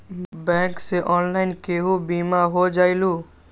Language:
Magahi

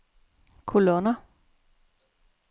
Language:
Danish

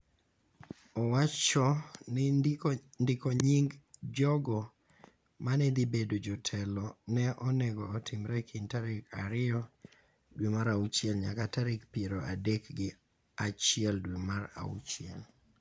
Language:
Luo (Kenya and Tanzania)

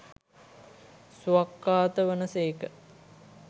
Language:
Sinhala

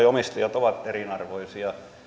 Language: Finnish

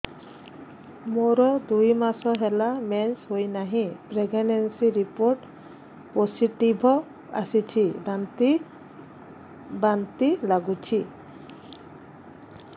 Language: Odia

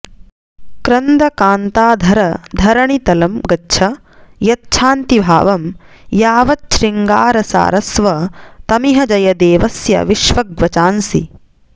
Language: Sanskrit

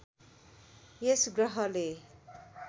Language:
Nepali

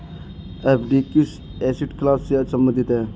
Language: Hindi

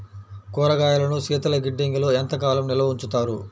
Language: Telugu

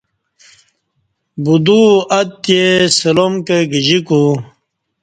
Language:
Kati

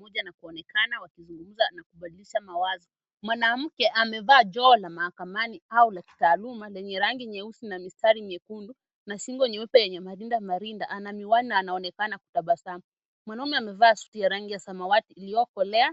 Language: Swahili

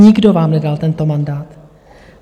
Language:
Czech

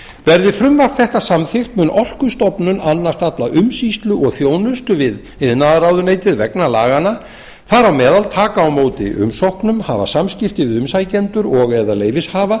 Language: Icelandic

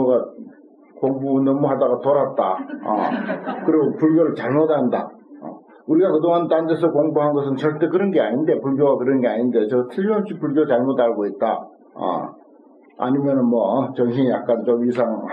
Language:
Korean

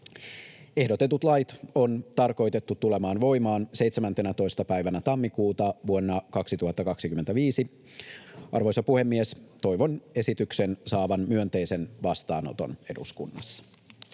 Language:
Finnish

